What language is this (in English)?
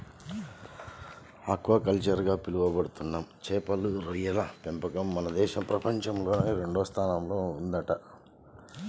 Telugu